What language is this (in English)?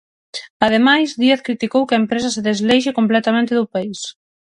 Galician